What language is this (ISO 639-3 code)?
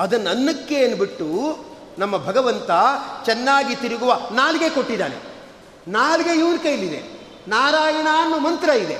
kan